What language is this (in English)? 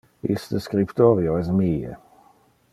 Interlingua